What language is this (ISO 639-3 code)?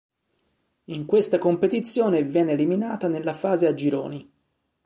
ita